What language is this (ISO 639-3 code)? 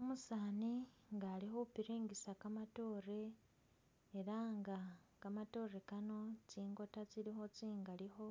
myx